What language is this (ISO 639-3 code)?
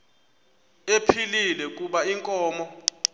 xho